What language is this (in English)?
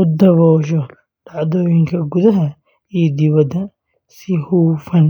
Somali